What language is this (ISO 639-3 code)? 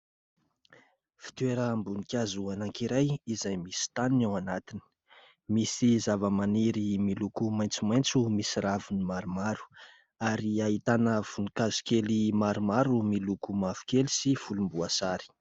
mlg